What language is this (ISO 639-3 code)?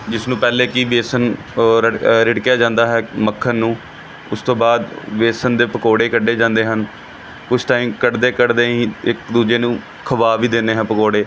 pan